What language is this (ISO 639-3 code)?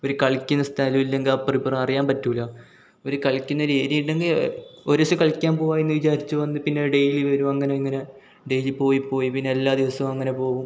mal